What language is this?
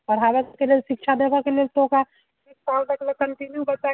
Maithili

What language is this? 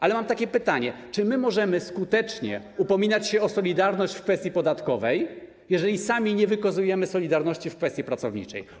Polish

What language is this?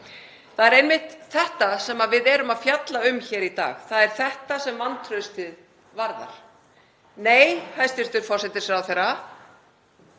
Icelandic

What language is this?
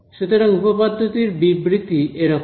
Bangla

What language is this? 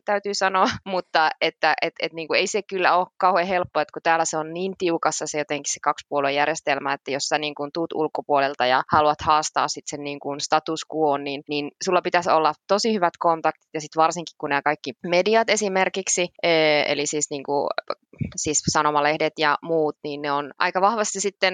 Finnish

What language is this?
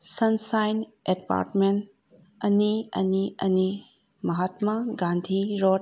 Manipuri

